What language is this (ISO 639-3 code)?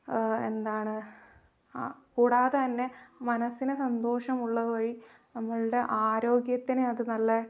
mal